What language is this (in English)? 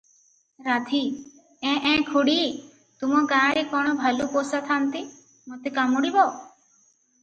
Odia